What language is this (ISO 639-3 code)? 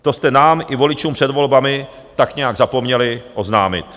ces